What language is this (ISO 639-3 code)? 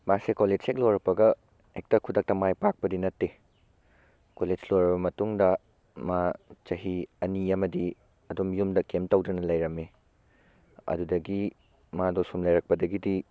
mni